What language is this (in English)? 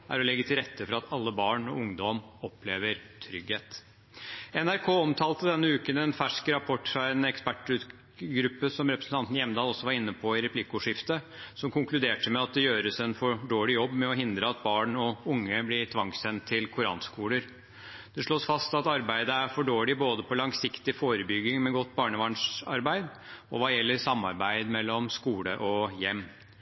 Norwegian Bokmål